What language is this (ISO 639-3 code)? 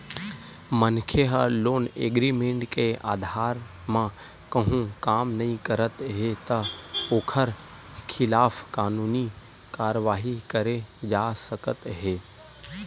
hne